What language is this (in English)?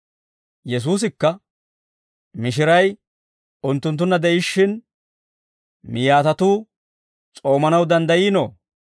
Dawro